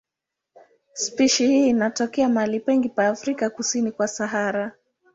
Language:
Swahili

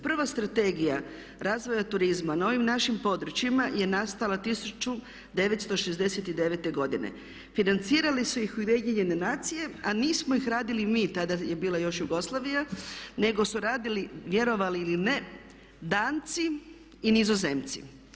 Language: Croatian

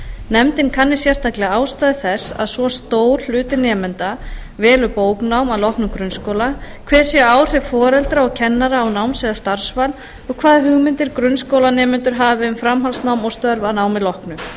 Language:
Icelandic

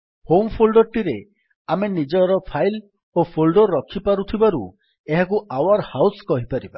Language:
Odia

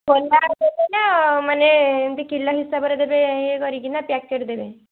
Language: Odia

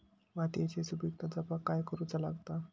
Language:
Marathi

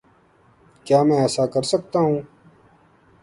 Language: Urdu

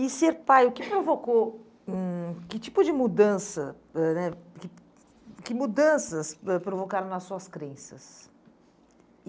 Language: Portuguese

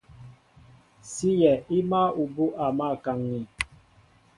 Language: Mbo (Cameroon)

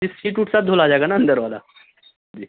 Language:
Urdu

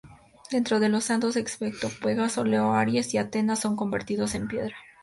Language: Spanish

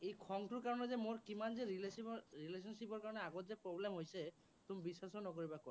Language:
Assamese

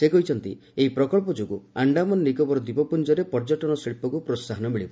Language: Odia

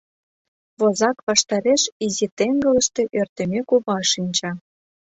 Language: Mari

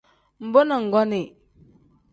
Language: Tem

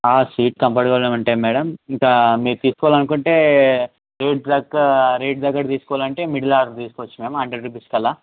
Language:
Telugu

